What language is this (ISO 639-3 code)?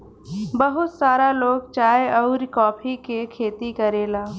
bho